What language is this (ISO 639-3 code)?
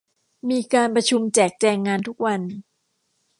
tha